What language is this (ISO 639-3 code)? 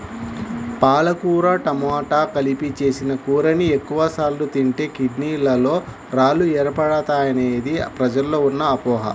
tel